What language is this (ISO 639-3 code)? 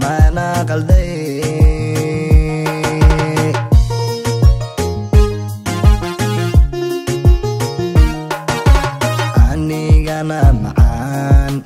ara